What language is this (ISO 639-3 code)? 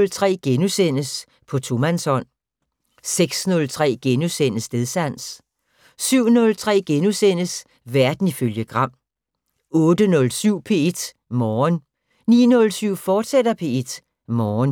dan